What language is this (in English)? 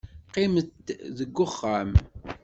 Kabyle